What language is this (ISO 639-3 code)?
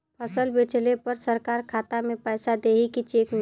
bho